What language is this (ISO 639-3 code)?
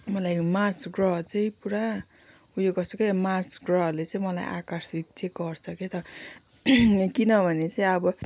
nep